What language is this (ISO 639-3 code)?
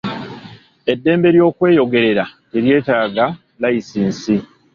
lug